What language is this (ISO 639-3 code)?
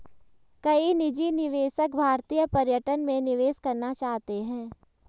hin